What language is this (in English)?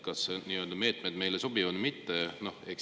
Estonian